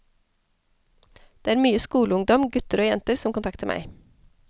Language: Norwegian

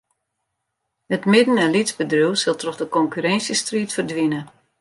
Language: Western Frisian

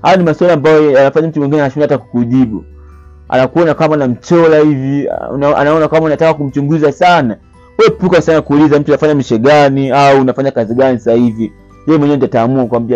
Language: Swahili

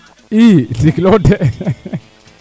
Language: Serer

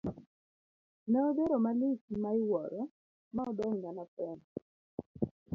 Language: Luo (Kenya and Tanzania)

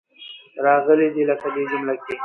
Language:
Pashto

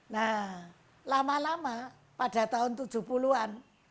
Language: Indonesian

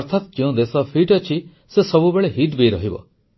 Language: Odia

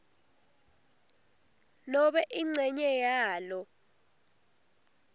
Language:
Swati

